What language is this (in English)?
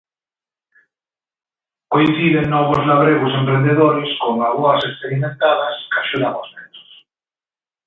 Galician